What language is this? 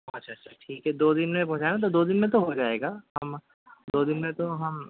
Urdu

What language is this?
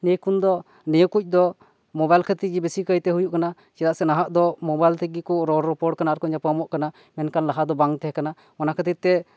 Santali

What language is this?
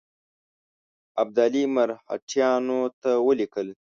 Pashto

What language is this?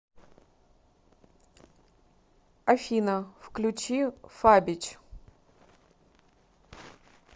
Russian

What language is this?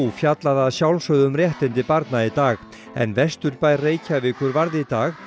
Icelandic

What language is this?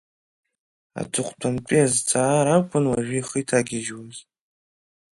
Abkhazian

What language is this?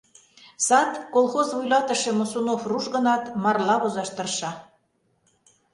Mari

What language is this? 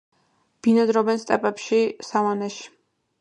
Georgian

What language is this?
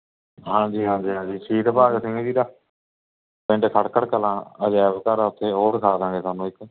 Punjabi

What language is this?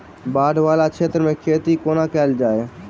Maithili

